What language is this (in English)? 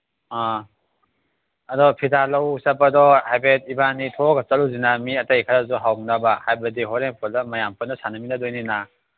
Manipuri